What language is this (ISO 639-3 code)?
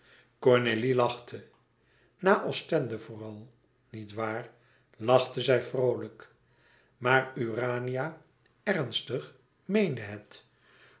nld